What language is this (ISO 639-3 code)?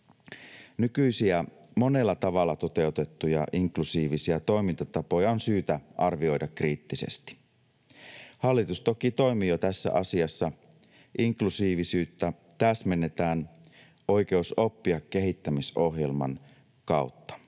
fin